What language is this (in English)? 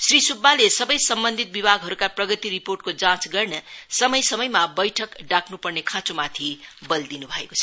Nepali